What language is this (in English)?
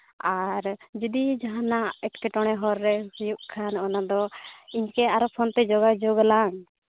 Santali